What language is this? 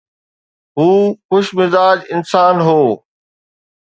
Sindhi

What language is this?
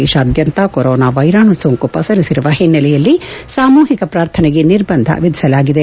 Kannada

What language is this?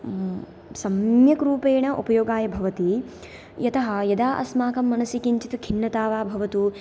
Sanskrit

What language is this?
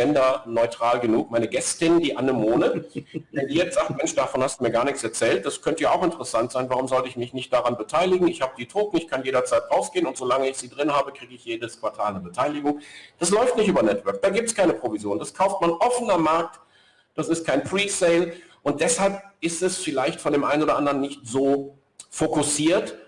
German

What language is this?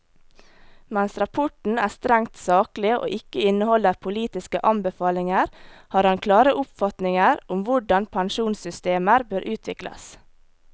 Norwegian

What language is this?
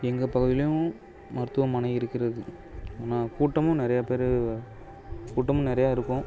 Tamil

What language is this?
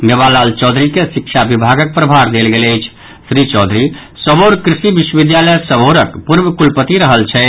Maithili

